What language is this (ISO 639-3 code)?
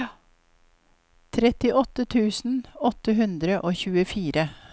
nor